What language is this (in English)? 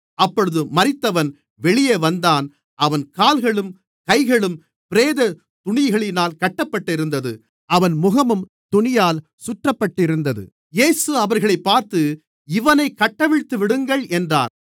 Tamil